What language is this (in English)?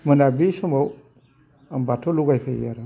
Bodo